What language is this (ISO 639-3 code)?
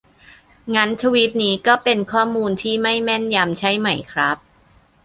tha